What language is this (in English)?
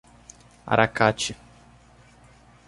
Portuguese